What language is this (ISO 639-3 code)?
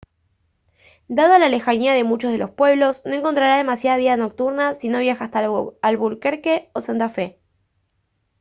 spa